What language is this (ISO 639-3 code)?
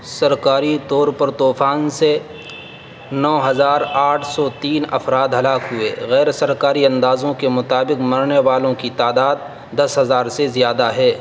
urd